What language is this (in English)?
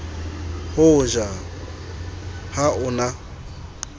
Southern Sotho